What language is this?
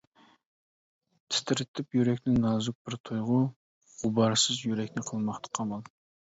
Uyghur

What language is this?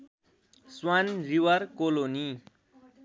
Nepali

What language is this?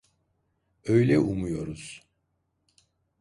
Turkish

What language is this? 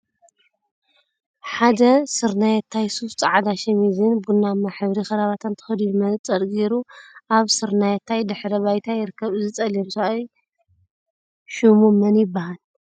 Tigrinya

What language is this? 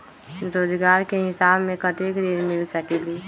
Magahi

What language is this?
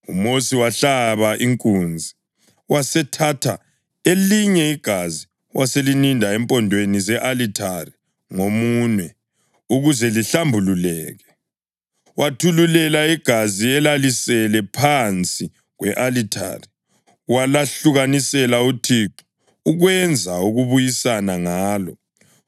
North Ndebele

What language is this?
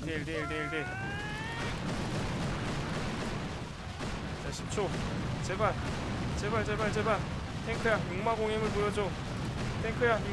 Korean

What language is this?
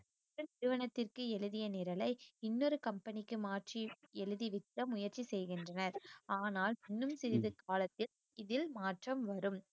Tamil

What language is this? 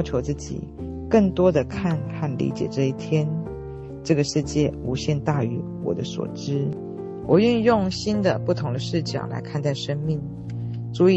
Chinese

